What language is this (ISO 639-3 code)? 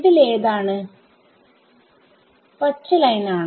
mal